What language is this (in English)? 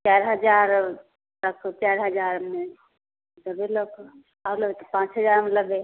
Maithili